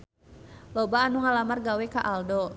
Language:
Sundanese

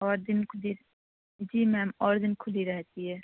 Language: Urdu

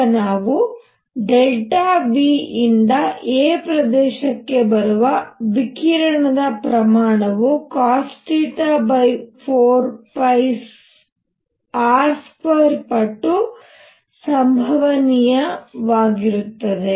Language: Kannada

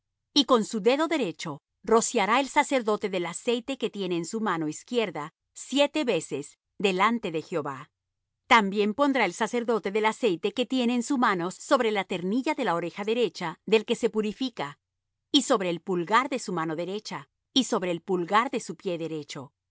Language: Spanish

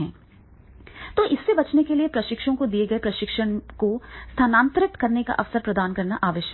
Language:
Hindi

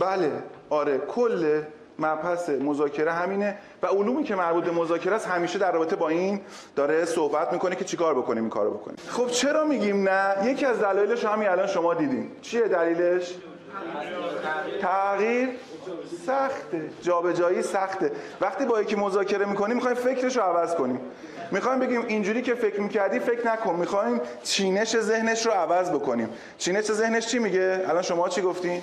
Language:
Persian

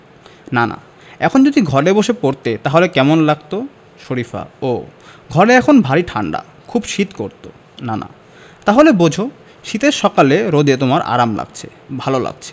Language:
Bangla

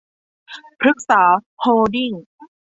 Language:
Thai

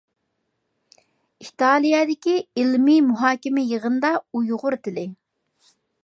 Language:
Uyghur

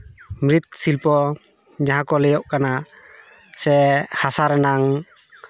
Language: Santali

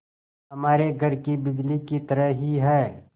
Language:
Hindi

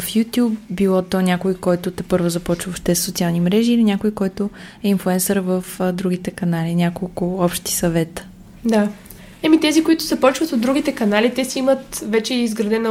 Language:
Bulgarian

